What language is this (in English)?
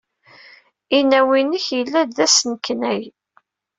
Kabyle